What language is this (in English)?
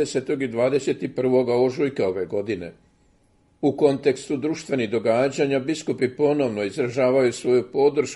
Croatian